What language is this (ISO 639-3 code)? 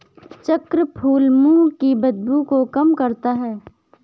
hin